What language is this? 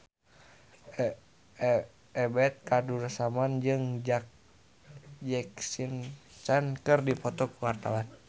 Sundanese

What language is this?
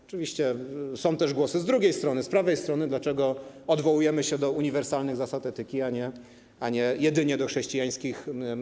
Polish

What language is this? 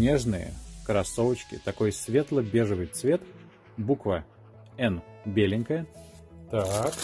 Russian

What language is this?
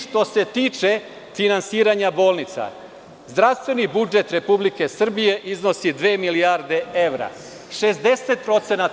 Serbian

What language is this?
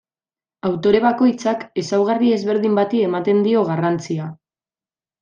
Basque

